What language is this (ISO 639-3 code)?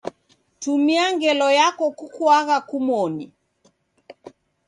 dav